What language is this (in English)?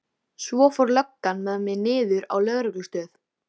Icelandic